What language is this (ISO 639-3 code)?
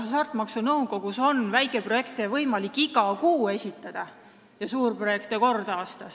est